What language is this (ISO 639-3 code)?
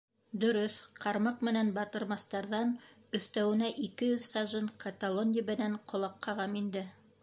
bak